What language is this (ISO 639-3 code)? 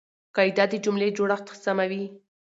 pus